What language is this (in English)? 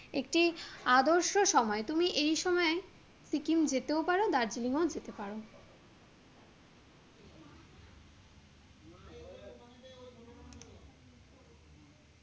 Bangla